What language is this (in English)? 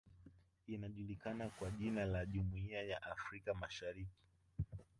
Swahili